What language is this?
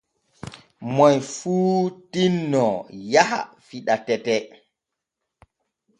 Borgu Fulfulde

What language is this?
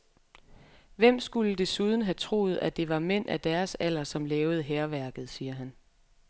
Danish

